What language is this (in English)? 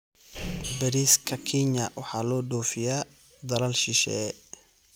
Somali